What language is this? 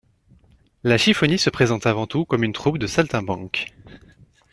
French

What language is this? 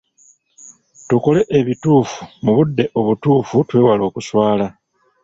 Ganda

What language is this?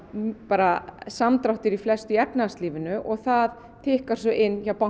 Icelandic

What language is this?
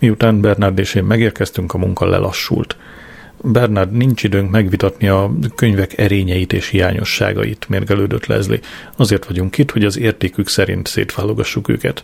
Hungarian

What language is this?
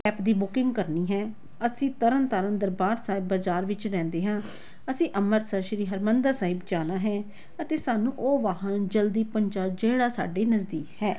Punjabi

